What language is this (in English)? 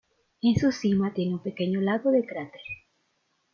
Spanish